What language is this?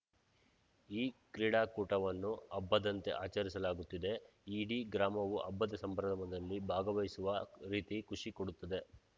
Kannada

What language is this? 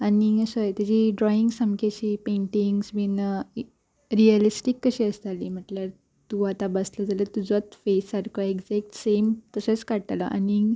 Konkani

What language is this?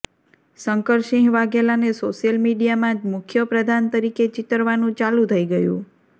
Gujarati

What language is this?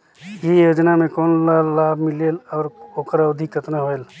Chhattisgarhi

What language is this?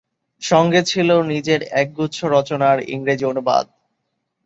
Bangla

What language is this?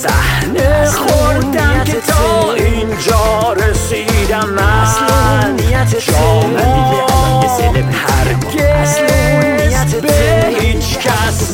Persian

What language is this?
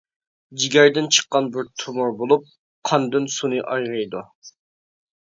Uyghur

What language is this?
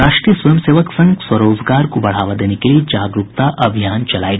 Hindi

